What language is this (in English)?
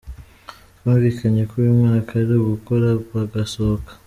Kinyarwanda